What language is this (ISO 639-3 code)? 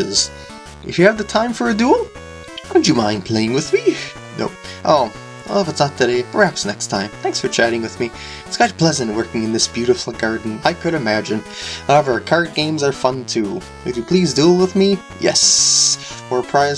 eng